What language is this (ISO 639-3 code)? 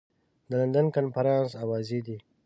pus